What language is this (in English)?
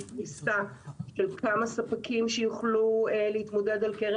Hebrew